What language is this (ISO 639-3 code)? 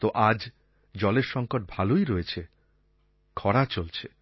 ben